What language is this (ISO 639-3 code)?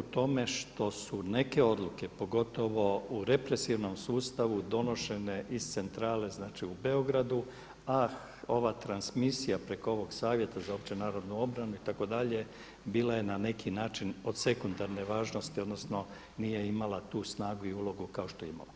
hrv